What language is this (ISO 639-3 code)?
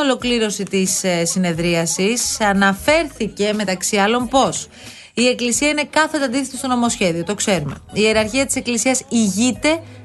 ell